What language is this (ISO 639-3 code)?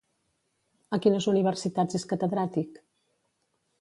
cat